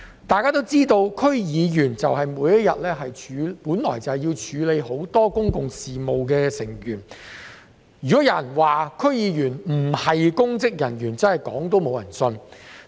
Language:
Cantonese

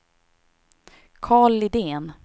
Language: Swedish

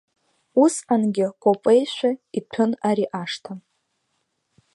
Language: Abkhazian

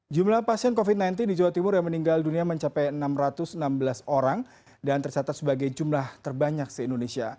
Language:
Indonesian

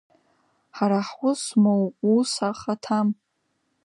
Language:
Abkhazian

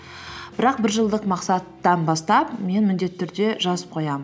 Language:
Kazakh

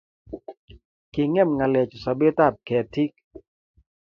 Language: Kalenjin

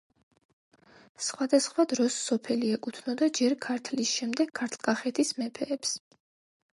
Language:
Georgian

